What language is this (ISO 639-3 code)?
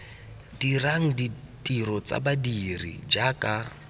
tsn